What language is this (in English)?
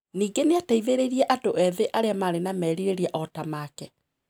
Kikuyu